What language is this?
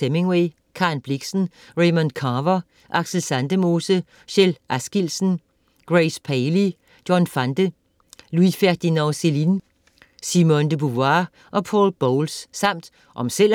Danish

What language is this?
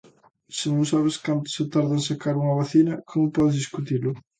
Galician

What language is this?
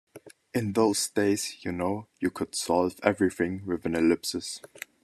English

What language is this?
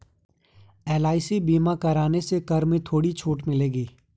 Hindi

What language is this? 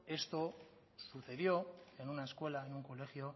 Spanish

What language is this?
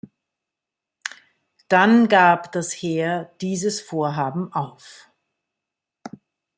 German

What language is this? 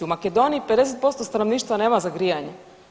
Croatian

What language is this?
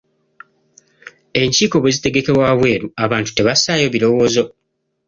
Ganda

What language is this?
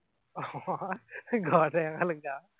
Assamese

